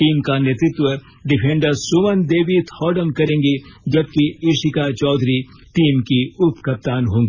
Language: Hindi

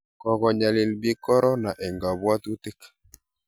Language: Kalenjin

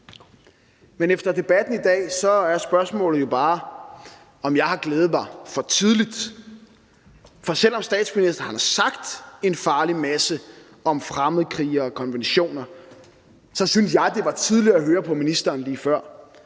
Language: Danish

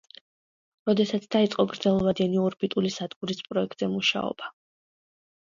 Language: Georgian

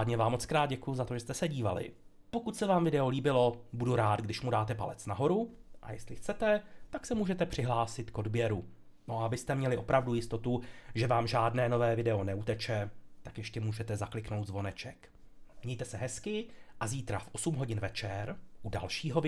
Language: Czech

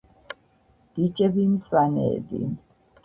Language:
Georgian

